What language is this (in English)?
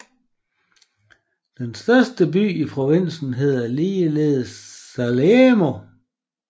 Danish